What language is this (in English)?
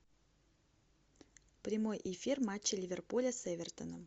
Russian